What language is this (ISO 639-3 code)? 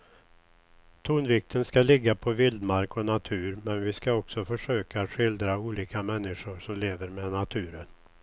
swe